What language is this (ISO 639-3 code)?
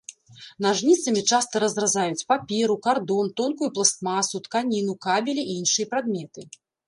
bel